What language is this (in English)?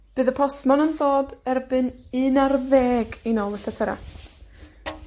Welsh